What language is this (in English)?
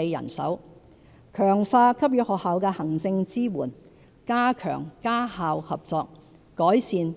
Cantonese